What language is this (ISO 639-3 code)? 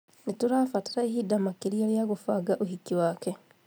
kik